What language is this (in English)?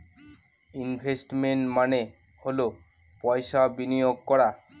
Bangla